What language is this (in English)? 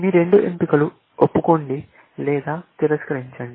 Telugu